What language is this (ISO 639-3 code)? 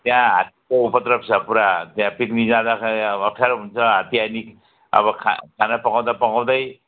nep